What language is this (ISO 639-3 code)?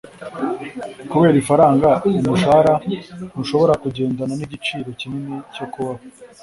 kin